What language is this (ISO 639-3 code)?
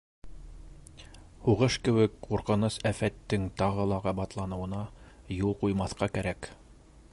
bak